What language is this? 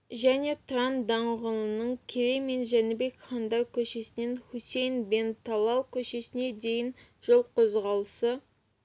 Kazakh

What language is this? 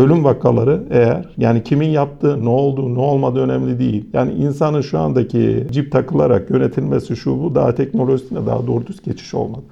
Turkish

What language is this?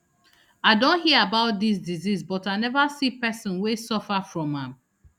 Nigerian Pidgin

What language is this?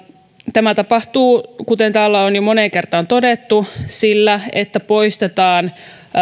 Finnish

